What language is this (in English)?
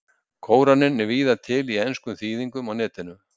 Icelandic